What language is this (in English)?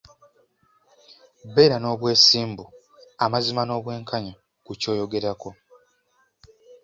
Ganda